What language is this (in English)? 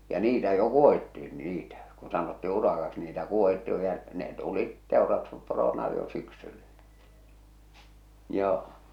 Finnish